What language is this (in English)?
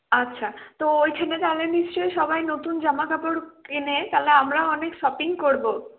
Bangla